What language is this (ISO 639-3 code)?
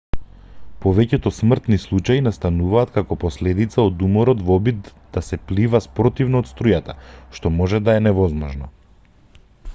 mkd